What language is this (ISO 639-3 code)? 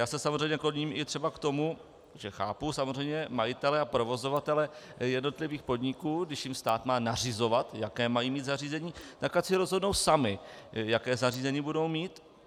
ces